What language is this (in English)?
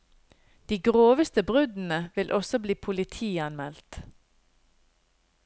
Norwegian